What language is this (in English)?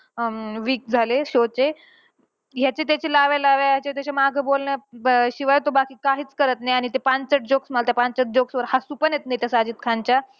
Marathi